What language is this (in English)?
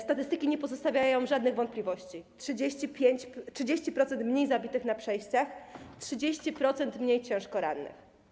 Polish